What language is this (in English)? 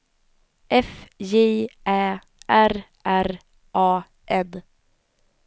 Swedish